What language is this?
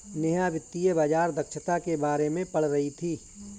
Hindi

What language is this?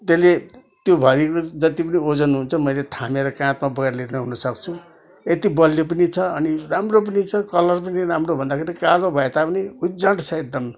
Nepali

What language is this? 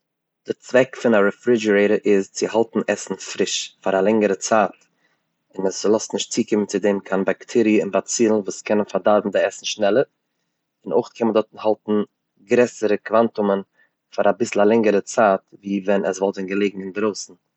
Yiddish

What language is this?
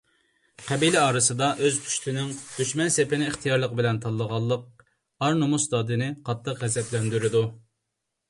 Uyghur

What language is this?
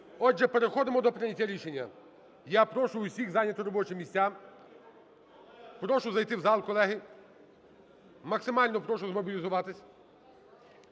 Ukrainian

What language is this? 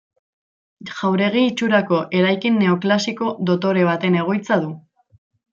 Basque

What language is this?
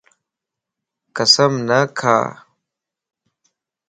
Lasi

